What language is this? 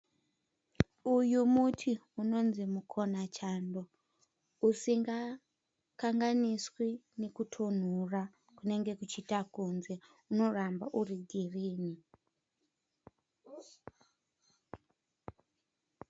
Shona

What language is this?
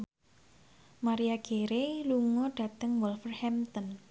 Javanese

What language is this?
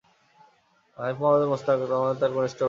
Bangla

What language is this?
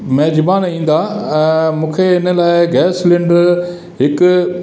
Sindhi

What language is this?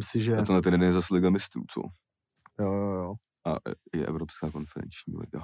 Czech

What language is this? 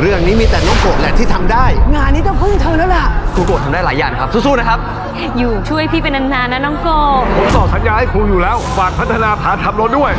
Thai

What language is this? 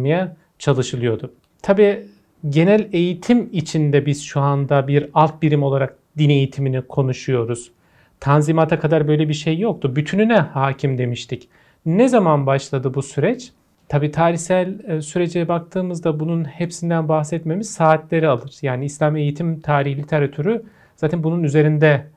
Turkish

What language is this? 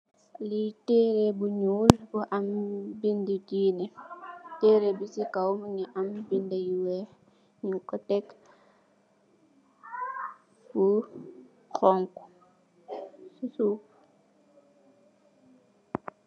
Wolof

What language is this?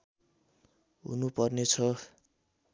Nepali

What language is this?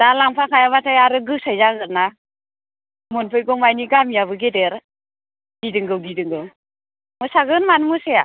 Bodo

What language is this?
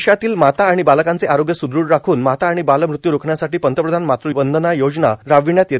Marathi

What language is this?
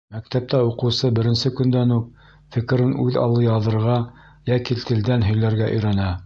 Bashkir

